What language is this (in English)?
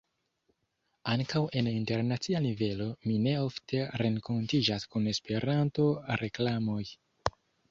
Esperanto